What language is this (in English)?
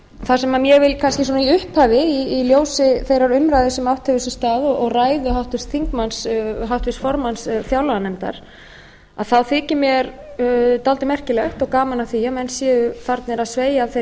Icelandic